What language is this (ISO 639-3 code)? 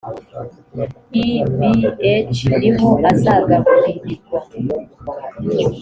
kin